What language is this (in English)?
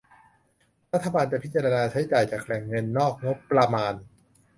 Thai